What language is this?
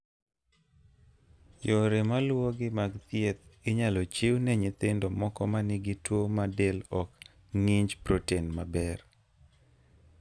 Luo (Kenya and Tanzania)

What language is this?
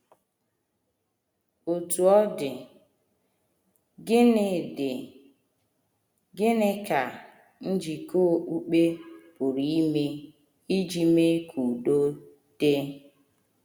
Igbo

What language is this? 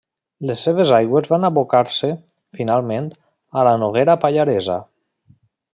Catalan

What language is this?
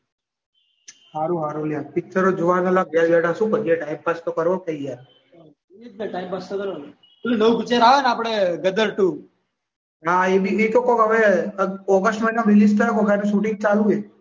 Gujarati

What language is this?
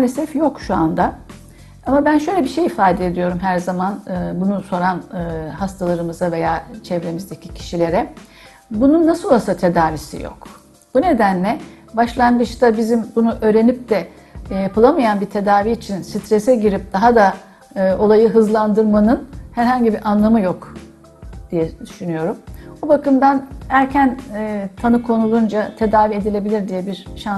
Turkish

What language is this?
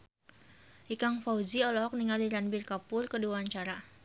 Sundanese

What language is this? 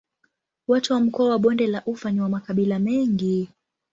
Swahili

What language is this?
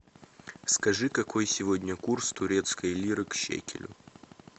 Russian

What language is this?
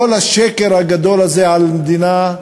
Hebrew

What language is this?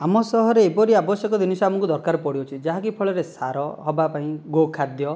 Odia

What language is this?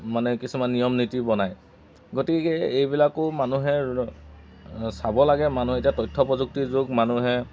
Assamese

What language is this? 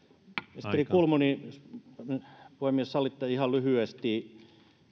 Finnish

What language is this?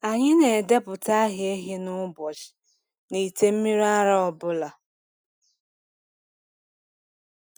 Igbo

